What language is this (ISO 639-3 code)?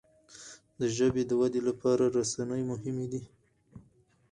pus